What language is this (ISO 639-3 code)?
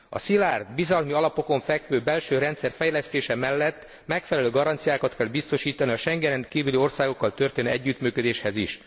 hun